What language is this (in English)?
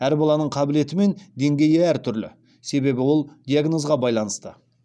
Kazakh